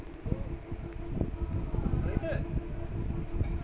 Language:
Bhojpuri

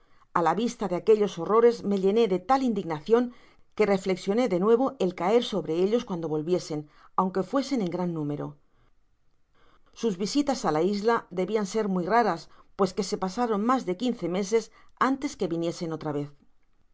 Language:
Spanish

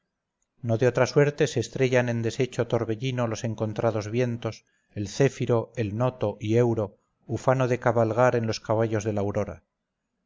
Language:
Spanish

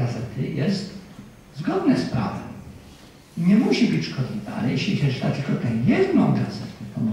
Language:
Polish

